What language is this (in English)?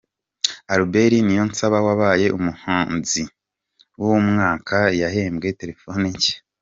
Kinyarwanda